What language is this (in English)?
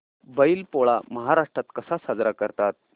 Marathi